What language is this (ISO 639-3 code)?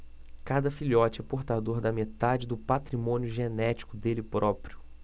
por